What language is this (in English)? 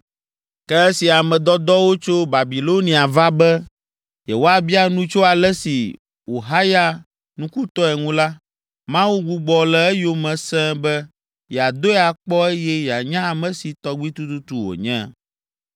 Ewe